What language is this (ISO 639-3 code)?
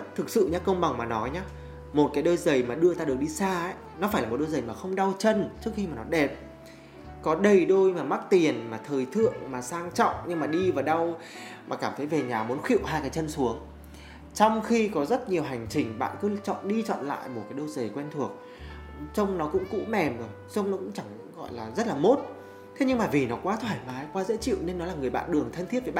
vie